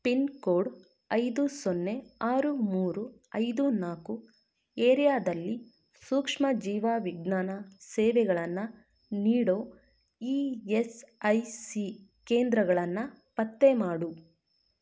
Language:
Kannada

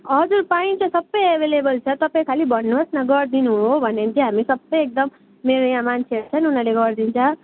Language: Nepali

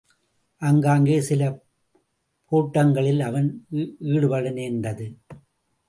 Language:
Tamil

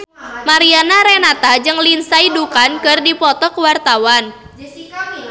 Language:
Sundanese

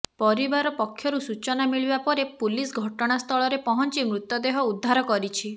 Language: Odia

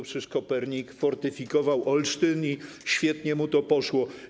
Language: Polish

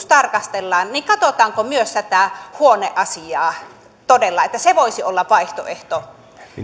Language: Finnish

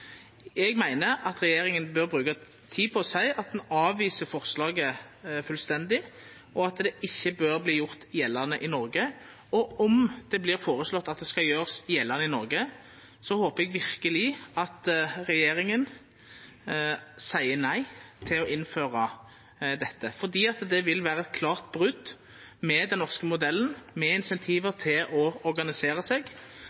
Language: Norwegian Nynorsk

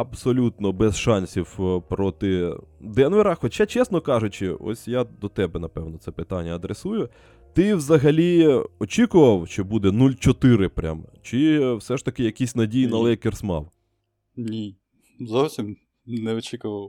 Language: Ukrainian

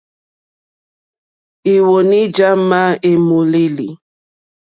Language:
Mokpwe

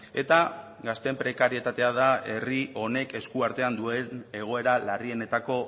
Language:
Basque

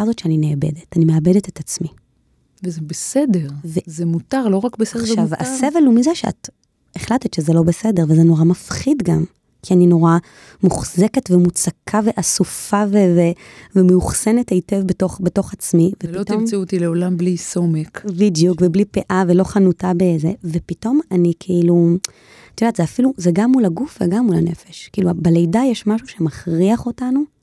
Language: Hebrew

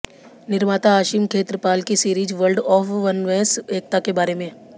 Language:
Hindi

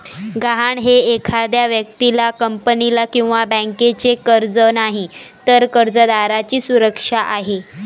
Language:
Marathi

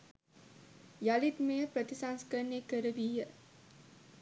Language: Sinhala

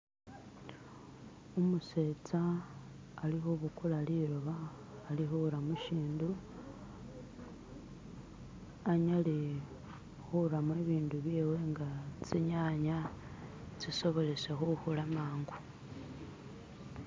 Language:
Masaaba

